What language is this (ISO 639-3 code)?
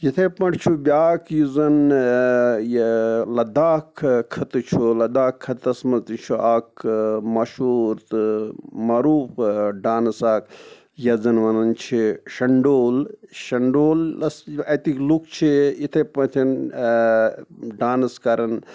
kas